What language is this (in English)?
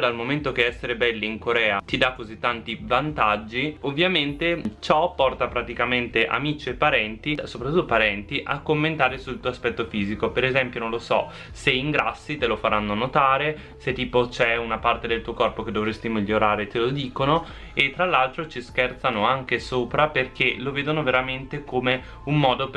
Italian